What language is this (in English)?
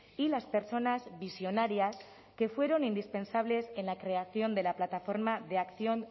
Spanish